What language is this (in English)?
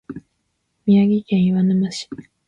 Japanese